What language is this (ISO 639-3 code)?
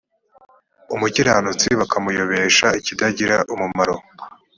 kin